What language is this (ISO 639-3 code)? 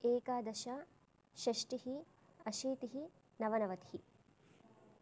san